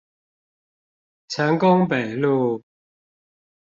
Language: Chinese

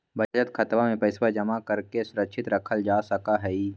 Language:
Magahi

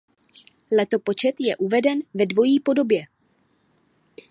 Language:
Czech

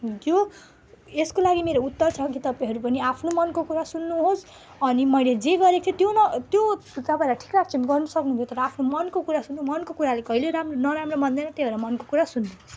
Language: Nepali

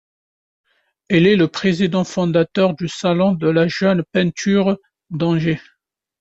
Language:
French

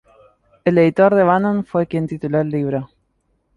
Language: Spanish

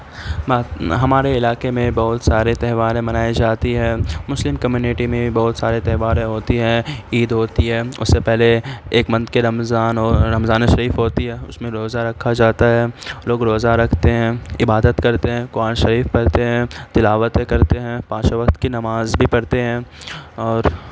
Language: Urdu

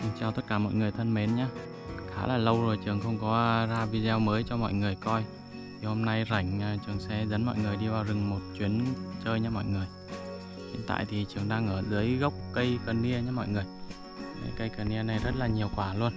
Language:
Vietnamese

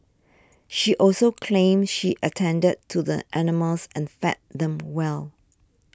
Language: English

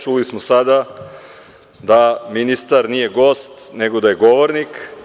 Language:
Serbian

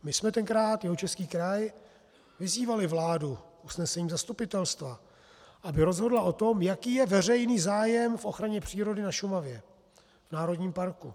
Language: Czech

